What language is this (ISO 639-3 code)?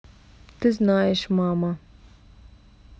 rus